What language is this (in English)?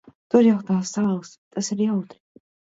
Latvian